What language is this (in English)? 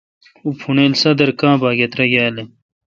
Kalkoti